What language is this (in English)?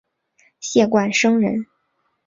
Chinese